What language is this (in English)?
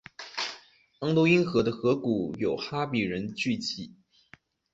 Chinese